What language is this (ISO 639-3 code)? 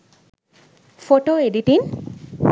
sin